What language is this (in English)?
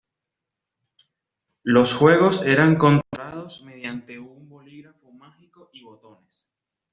Spanish